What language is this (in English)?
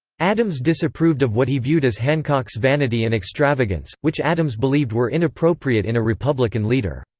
English